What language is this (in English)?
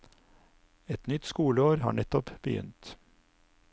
Norwegian